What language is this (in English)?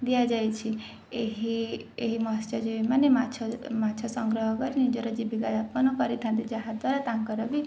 Odia